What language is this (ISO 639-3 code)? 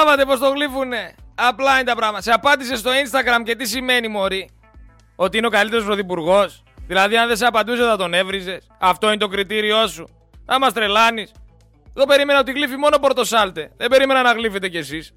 ell